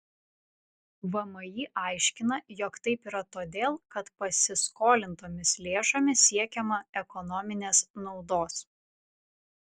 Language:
Lithuanian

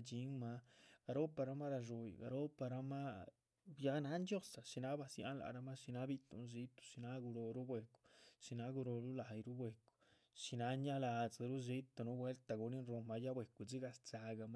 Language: Chichicapan Zapotec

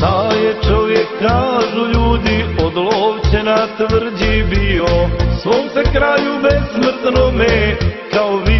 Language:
Romanian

